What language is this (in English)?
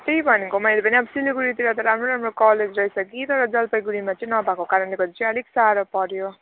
Nepali